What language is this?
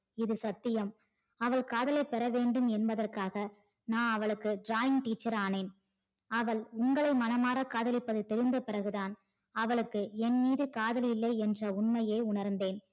Tamil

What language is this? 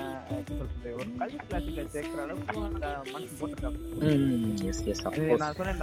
Tamil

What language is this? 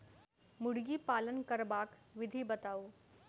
Maithili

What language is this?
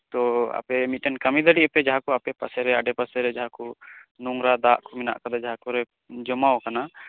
Santali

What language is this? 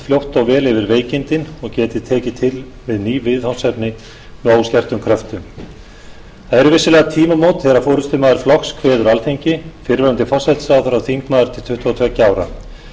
Icelandic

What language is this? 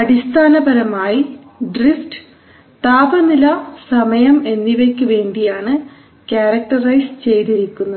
Malayalam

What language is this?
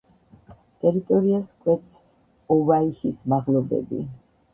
Georgian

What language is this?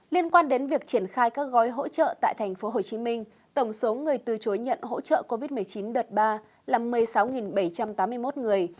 Vietnamese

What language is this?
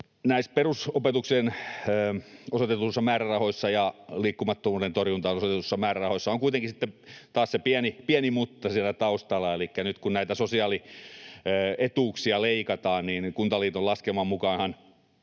Finnish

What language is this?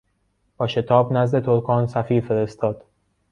Persian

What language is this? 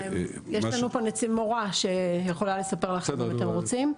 Hebrew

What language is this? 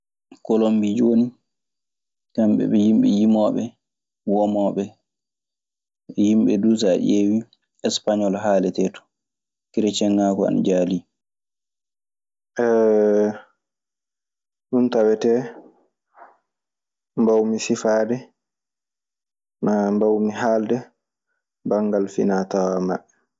Maasina Fulfulde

